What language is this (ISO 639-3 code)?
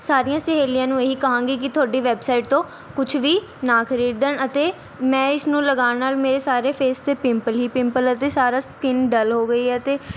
pan